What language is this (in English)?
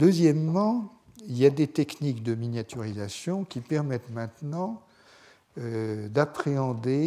French